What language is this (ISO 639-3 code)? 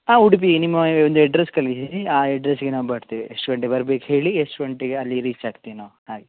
kan